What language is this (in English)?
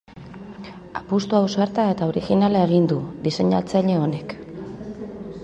Basque